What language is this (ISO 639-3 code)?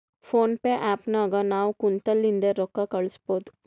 kan